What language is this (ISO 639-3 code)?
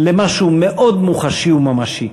heb